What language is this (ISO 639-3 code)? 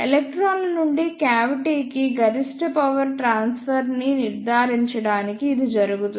tel